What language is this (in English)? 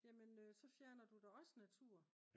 Danish